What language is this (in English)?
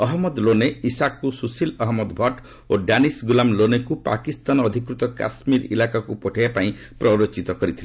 Odia